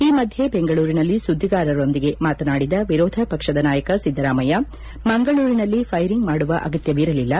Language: Kannada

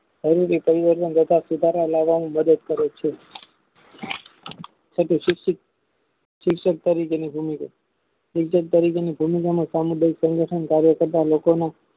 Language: Gujarati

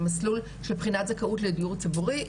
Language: Hebrew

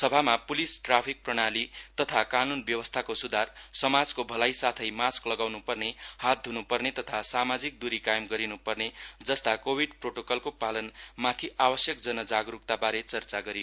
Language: Nepali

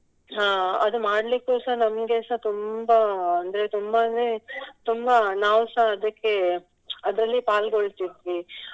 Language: Kannada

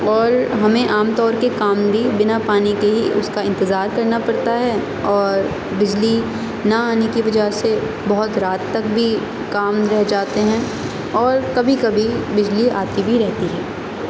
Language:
Urdu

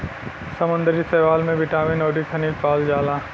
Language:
Bhojpuri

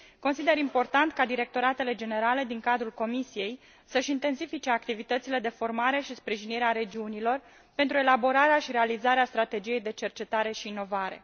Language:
Romanian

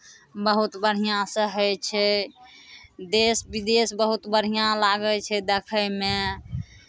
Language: Maithili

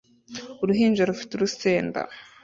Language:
Kinyarwanda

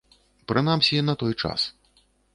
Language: Belarusian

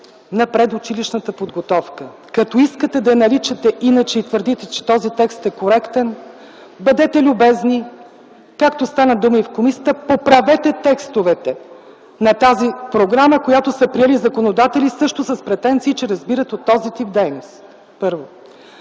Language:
Bulgarian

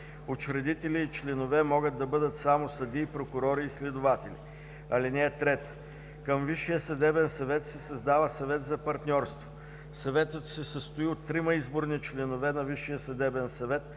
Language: Bulgarian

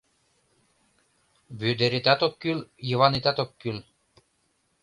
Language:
Mari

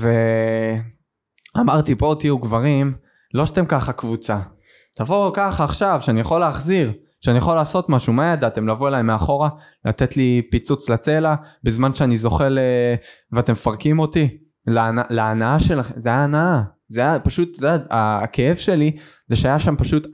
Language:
Hebrew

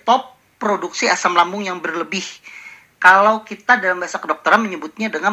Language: Indonesian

